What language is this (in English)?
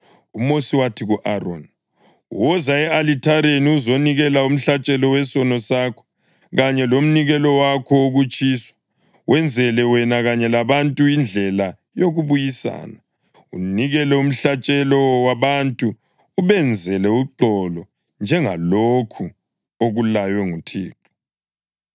North Ndebele